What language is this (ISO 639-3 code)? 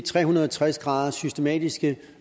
dan